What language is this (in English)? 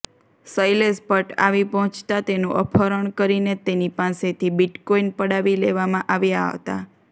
Gujarati